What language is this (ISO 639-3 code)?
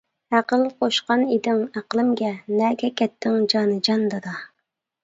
uig